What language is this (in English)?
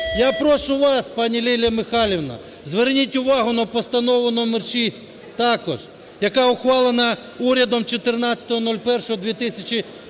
Ukrainian